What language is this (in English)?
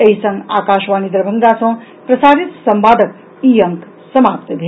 Maithili